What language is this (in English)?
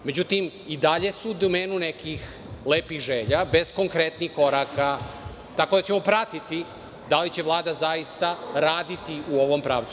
Serbian